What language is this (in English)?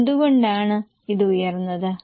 Malayalam